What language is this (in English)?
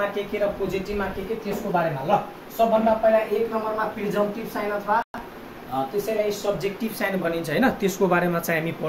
Hindi